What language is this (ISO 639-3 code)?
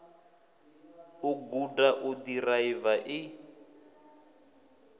ven